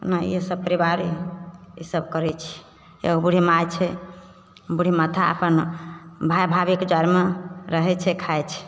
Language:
Maithili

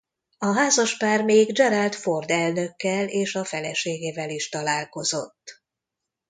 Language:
Hungarian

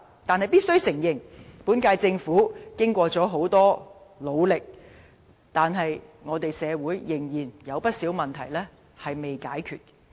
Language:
Cantonese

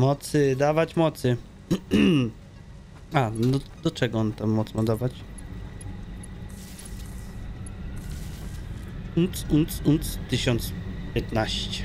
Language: Polish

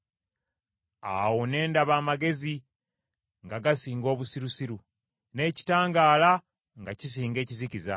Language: Ganda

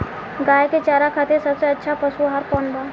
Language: Bhojpuri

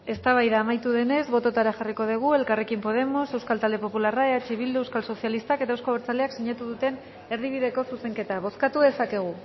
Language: Basque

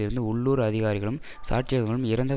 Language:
Tamil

